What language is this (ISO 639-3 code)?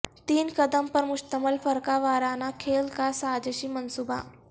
urd